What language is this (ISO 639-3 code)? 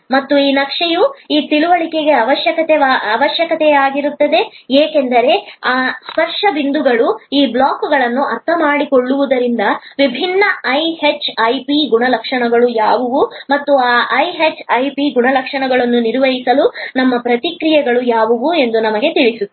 kan